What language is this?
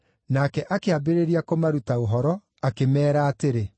Kikuyu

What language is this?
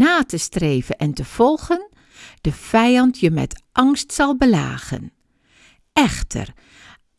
Dutch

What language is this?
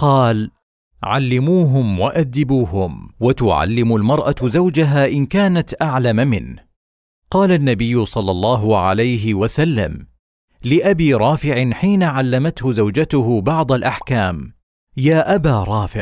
Arabic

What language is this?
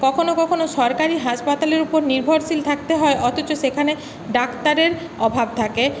Bangla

